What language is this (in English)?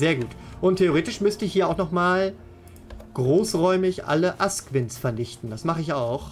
German